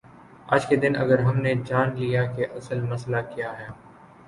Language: Urdu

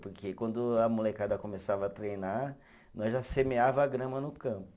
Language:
Portuguese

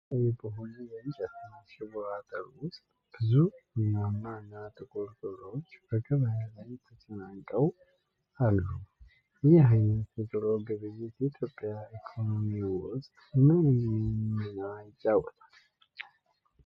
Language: Amharic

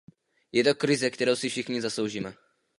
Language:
Czech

